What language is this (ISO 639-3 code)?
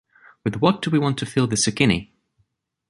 eng